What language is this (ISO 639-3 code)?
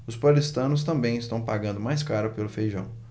por